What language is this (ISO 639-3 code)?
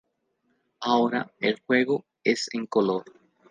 spa